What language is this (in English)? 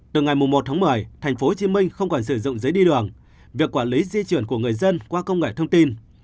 Vietnamese